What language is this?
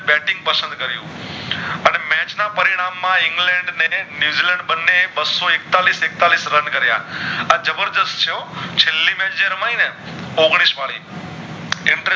Gujarati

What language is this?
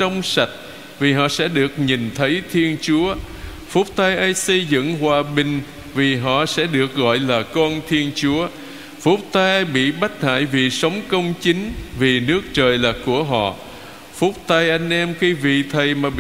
Vietnamese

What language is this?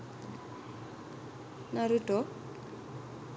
Sinhala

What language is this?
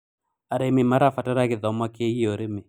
Kikuyu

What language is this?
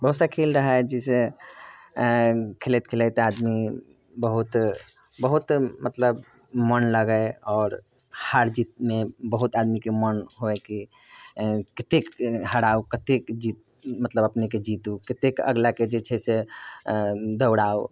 Maithili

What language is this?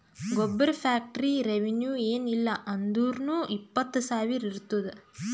Kannada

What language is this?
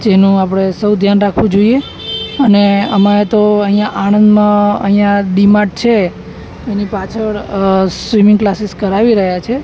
Gujarati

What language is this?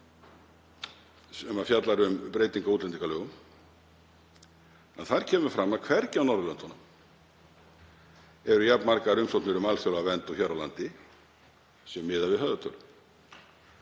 Icelandic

